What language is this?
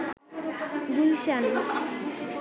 Bangla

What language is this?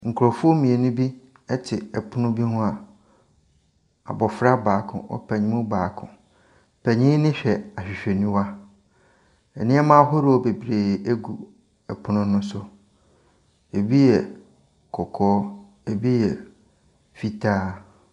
Akan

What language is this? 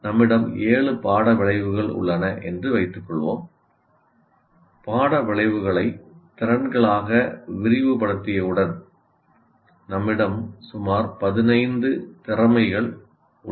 Tamil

